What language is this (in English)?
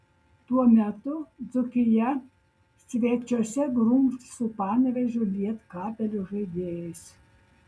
Lithuanian